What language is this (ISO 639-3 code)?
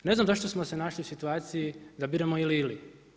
hrv